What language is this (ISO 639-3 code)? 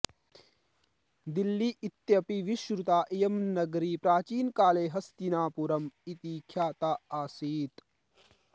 san